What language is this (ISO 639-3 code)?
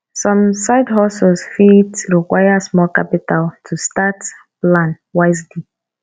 pcm